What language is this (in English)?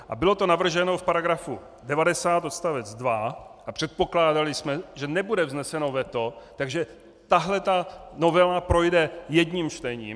Czech